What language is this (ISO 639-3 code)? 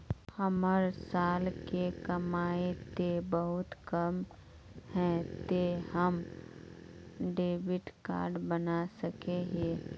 mag